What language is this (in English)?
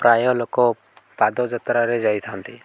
Odia